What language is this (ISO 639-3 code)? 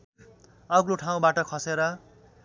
nep